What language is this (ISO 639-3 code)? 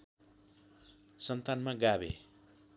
nep